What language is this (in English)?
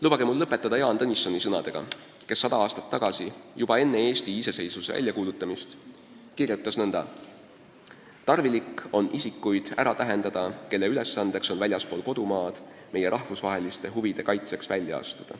Estonian